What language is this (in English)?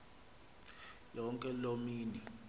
Xhosa